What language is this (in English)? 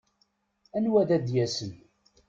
Kabyle